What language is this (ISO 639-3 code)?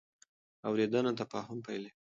pus